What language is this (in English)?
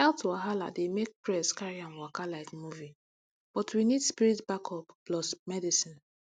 Nigerian Pidgin